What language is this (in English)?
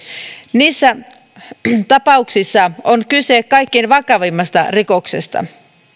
Finnish